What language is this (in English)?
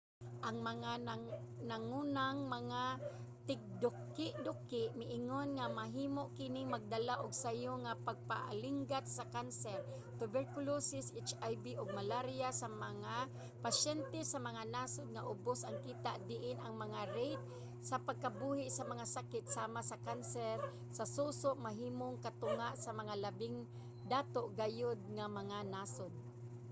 Cebuano